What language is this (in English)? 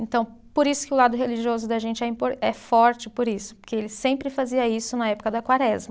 Portuguese